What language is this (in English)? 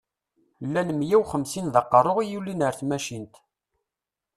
Kabyle